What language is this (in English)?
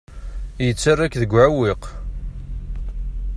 Kabyle